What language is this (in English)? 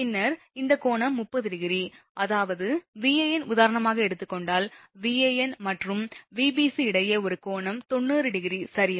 Tamil